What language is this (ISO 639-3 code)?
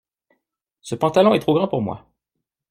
fra